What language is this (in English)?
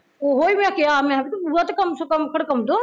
Punjabi